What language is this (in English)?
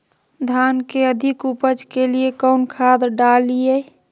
Magahi